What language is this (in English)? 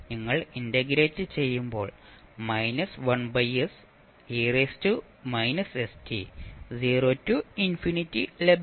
Malayalam